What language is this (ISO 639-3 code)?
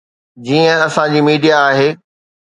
snd